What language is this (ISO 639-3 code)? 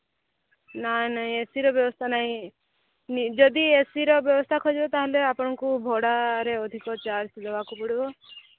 ori